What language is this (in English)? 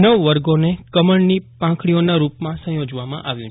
Gujarati